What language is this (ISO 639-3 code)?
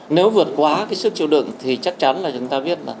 vie